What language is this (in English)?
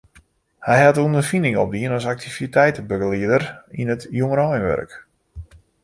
Western Frisian